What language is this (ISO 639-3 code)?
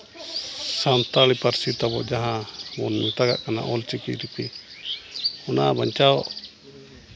sat